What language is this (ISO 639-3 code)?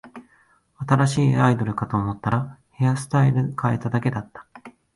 jpn